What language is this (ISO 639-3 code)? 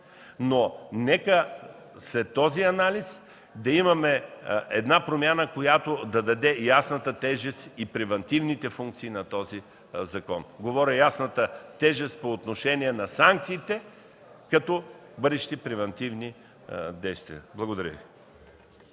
bul